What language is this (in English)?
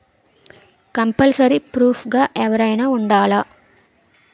Telugu